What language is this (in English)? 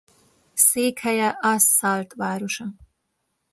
Hungarian